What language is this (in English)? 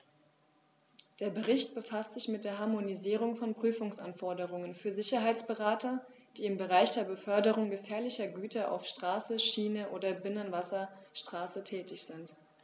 German